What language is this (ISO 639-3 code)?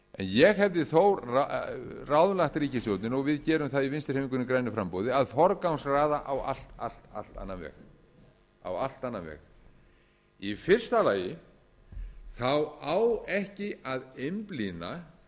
isl